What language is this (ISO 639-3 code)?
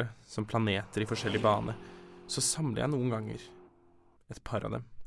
dan